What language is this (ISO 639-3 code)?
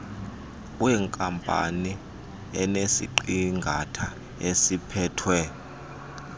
xho